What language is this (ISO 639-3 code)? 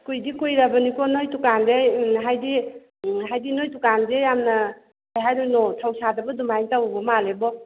mni